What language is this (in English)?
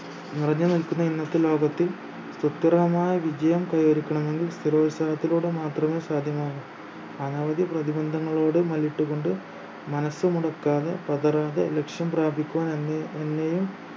Malayalam